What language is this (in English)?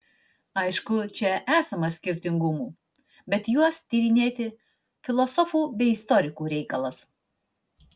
Lithuanian